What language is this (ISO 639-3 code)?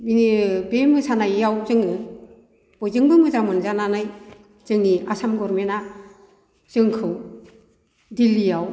brx